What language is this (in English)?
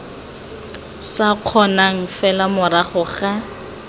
Tswana